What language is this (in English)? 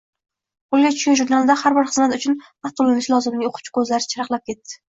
Uzbek